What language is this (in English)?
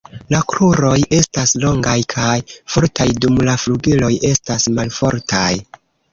Esperanto